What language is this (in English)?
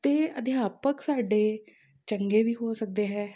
Punjabi